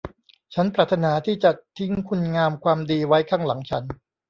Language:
Thai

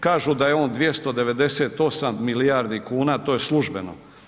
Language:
Croatian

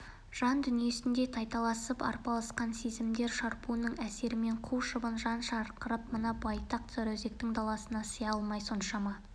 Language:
Kazakh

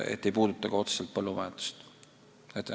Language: Estonian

